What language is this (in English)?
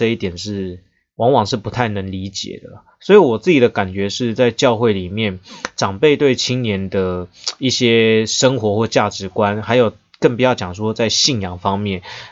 Chinese